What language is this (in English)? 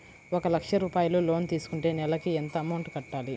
Telugu